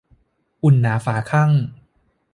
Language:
Thai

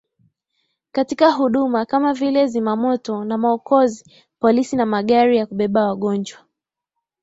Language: Swahili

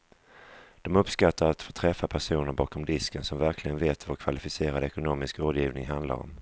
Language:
Swedish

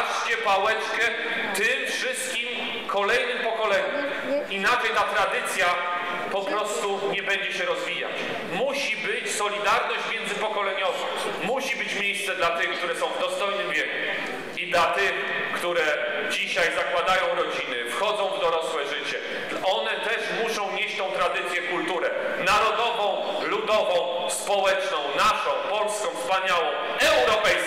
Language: Polish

